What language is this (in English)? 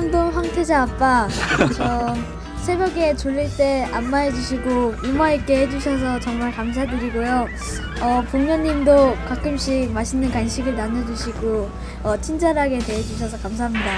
Korean